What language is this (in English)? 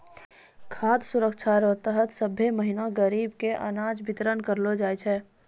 Maithili